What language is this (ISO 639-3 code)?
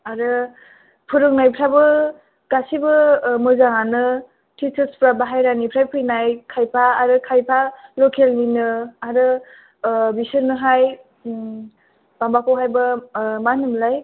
brx